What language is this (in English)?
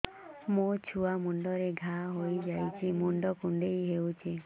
Odia